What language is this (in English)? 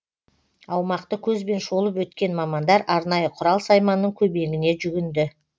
Kazakh